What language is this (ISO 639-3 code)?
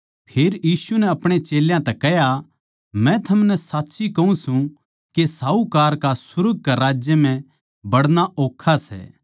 bgc